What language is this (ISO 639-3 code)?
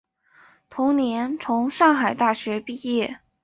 zho